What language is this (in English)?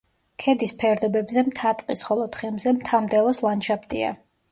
Georgian